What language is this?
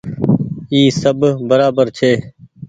Goaria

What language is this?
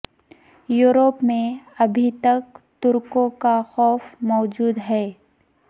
Urdu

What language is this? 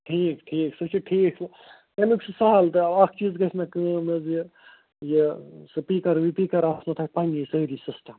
Kashmiri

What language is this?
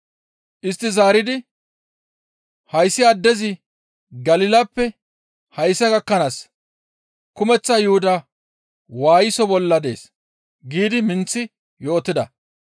Gamo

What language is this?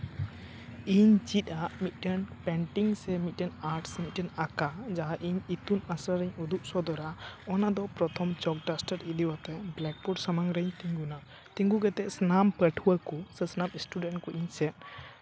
Santali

